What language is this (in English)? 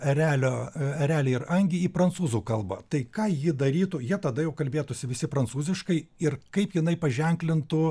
Lithuanian